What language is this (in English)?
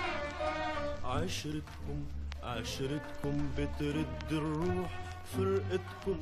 Arabic